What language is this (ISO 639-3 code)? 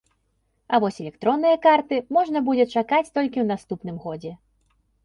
bel